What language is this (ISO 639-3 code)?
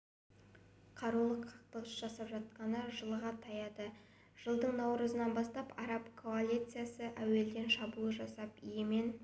kaz